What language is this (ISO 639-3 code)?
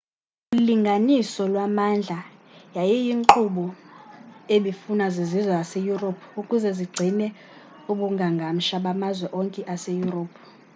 xho